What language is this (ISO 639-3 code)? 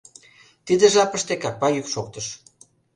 chm